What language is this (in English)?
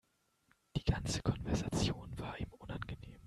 German